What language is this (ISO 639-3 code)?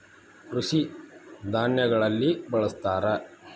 kan